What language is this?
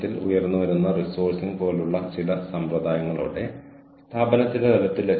Malayalam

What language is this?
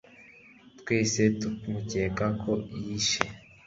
Kinyarwanda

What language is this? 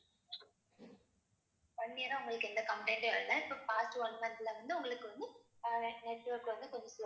Tamil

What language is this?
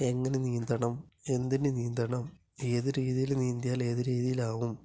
Malayalam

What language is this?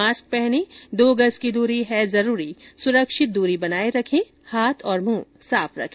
Hindi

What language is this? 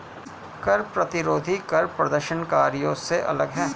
Hindi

